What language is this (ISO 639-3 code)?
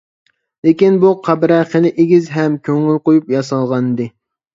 uig